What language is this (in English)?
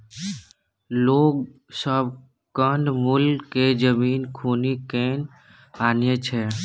Maithili